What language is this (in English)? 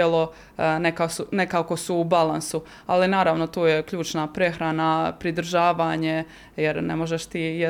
Croatian